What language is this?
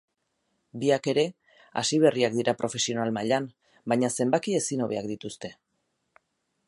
Basque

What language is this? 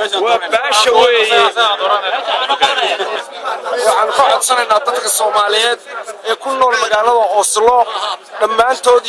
Arabic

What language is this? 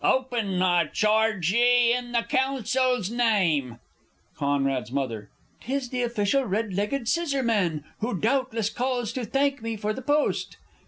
English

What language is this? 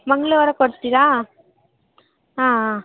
Kannada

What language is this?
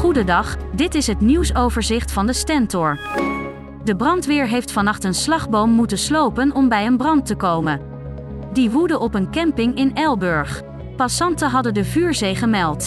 Dutch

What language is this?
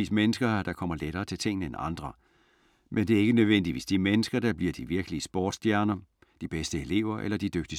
Danish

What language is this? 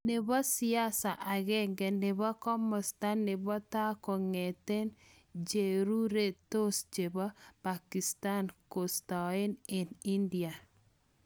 Kalenjin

